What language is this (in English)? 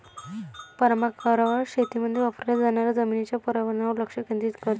Marathi